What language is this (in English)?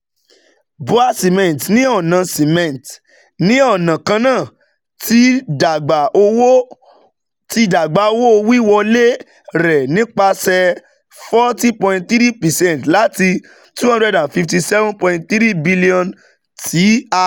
Yoruba